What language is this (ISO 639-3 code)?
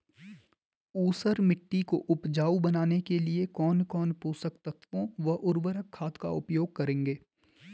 hin